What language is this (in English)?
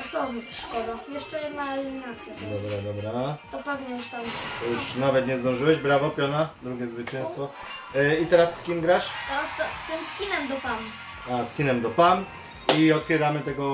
Polish